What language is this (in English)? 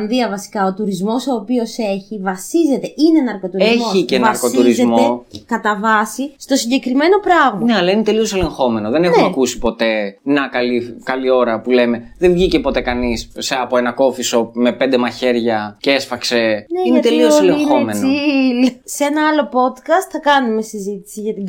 Greek